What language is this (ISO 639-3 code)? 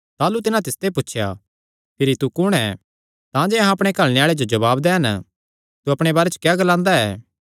xnr